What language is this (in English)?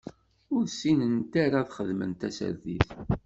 Kabyle